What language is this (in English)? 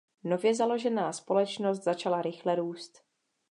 Czech